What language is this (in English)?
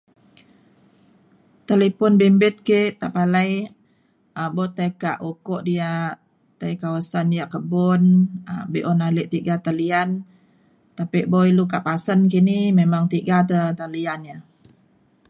Mainstream Kenyah